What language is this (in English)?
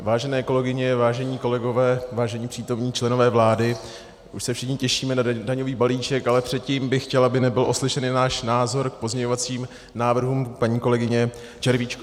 Czech